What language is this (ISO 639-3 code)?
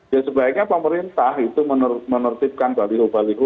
ind